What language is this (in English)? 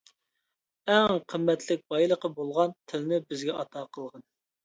Uyghur